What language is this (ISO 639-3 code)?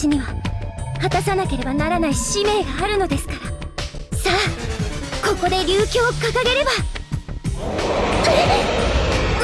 jpn